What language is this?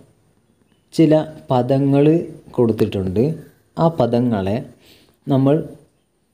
Arabic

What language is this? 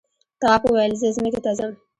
Pashto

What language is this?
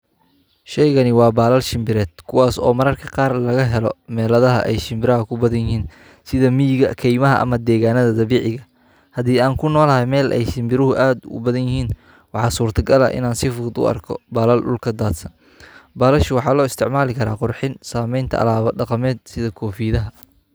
Somali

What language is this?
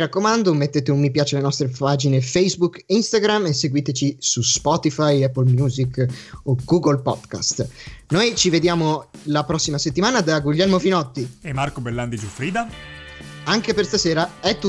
Italian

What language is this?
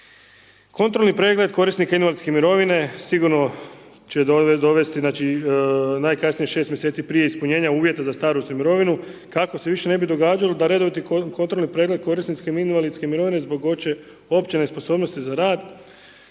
Croatian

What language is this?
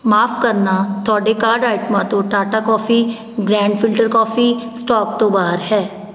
Punjabi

